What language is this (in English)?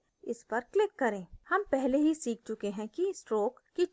Hindi